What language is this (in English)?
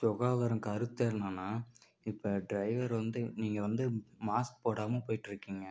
Tamil